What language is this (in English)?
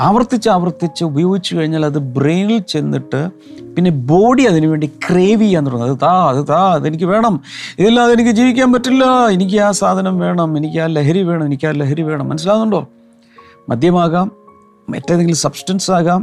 Malayalam